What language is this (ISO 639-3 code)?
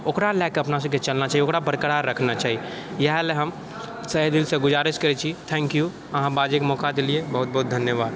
mai